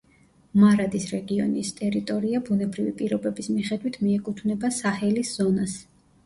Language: Georgian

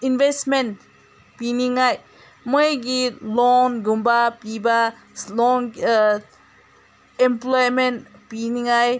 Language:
Manipuri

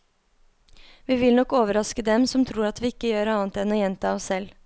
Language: Norwegian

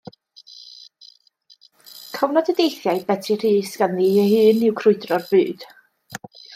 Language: Welsh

